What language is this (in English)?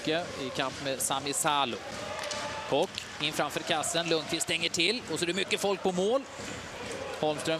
Swedish